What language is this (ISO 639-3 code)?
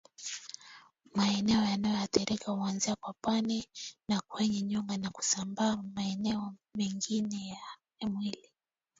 swa